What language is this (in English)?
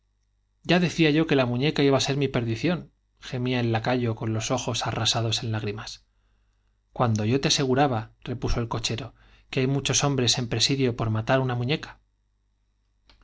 Spanish